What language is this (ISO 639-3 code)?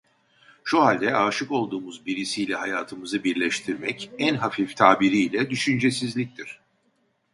tur